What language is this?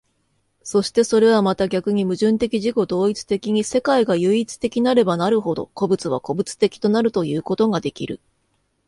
Japanese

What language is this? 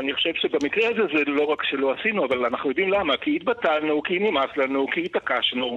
Hebrew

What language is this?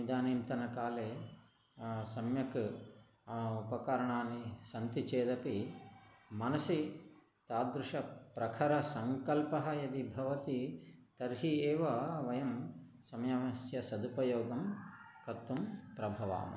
Sanskrit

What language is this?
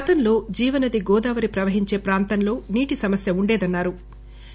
Telugu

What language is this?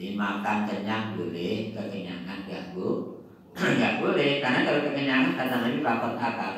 Indonesian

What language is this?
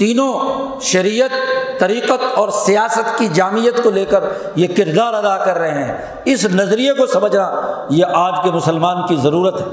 Urdu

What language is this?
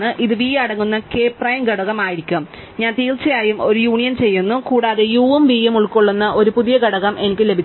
Malayalam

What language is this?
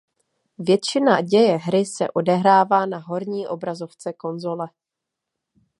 Czech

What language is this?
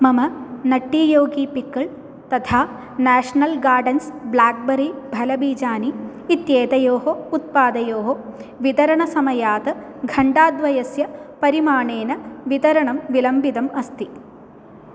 Sanskrit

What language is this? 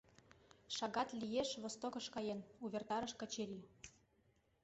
Mari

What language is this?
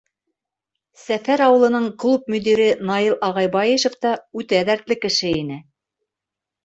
Bashkir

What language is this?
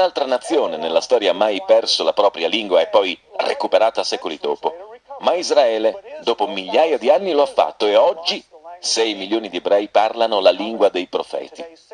Italian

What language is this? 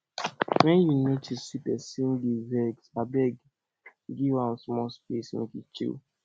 Nigerian Pidgin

